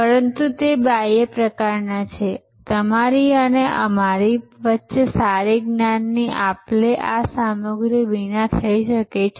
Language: Gujarati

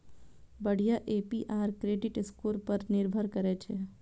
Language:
Maithili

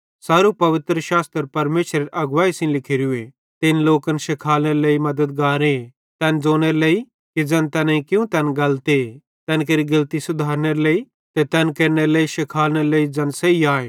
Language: Bhadrawahi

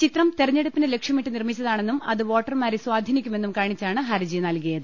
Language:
Malayalam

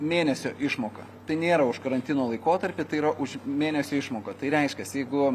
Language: Lithuanian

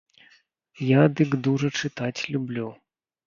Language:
Belarusian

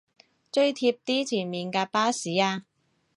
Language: Cantonese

